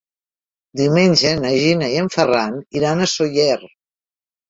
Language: Catalan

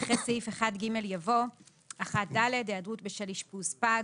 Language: Hebrew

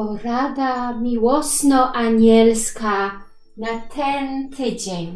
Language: Polish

